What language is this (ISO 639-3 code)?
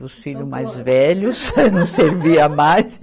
por